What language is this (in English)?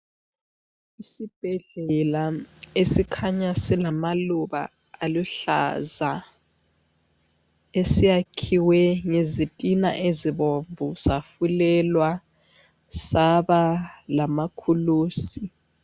North Ndebele